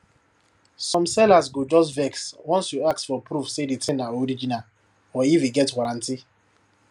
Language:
Nigerian Pidgin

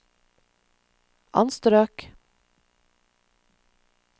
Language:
Norwegian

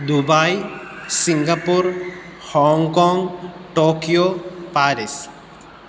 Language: Sanskrit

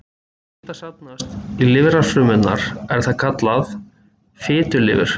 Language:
Icelandic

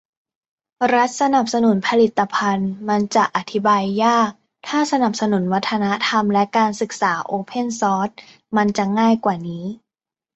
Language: Thai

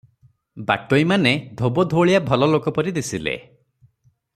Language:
Odia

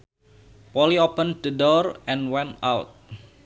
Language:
Sundanese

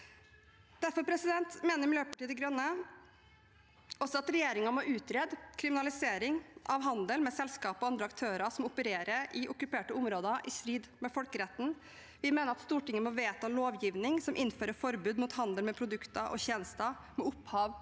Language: Norwegian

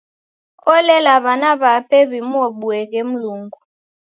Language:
Taita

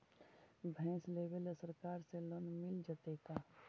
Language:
Magahi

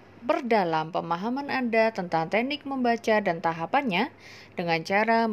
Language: Indonesian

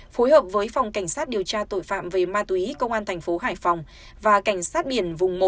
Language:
Vietnamese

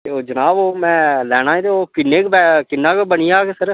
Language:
Dogri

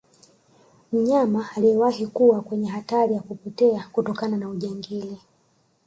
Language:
Swahili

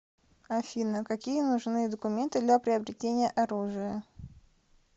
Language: Russian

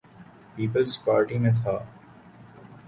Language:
Urdu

